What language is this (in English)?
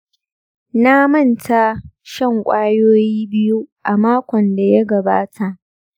Hausa